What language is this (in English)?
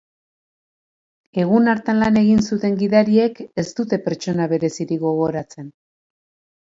Basque